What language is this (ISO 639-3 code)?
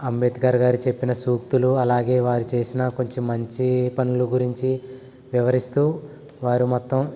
tel